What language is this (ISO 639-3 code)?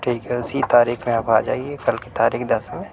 urd